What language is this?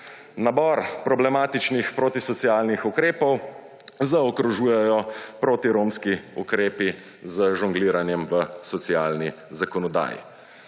Slovenian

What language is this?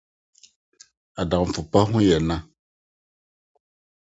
Akan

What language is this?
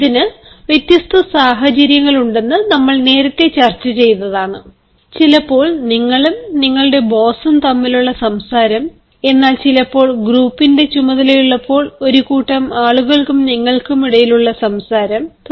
Malayalam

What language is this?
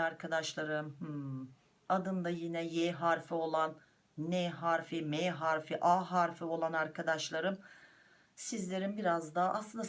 Turkish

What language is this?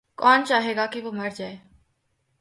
Urdu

